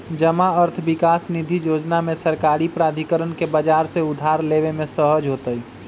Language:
Magahi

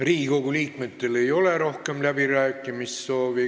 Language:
Estonian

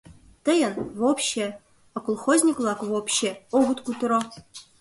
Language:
Mari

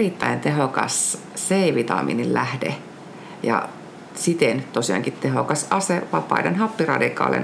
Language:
Finnish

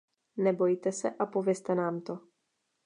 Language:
Czech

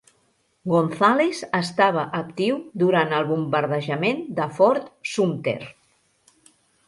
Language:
Catalan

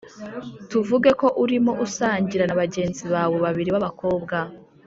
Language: Kinyarwanda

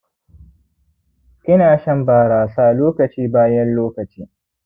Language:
Hausa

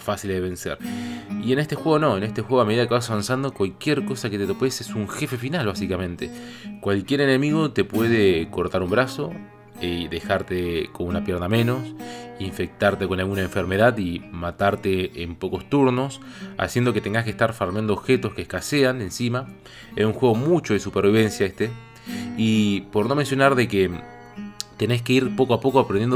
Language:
Spanish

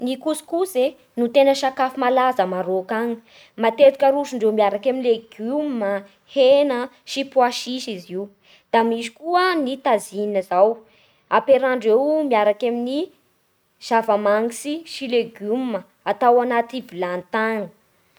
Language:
Bara Malagasy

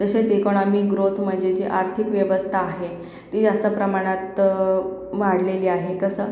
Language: Marathi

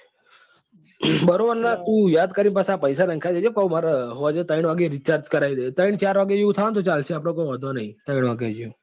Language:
Gujarati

